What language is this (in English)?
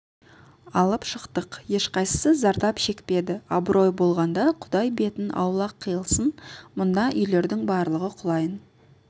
Kazakh